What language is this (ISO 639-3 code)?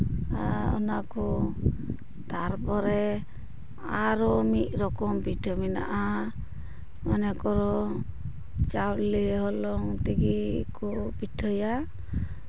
sat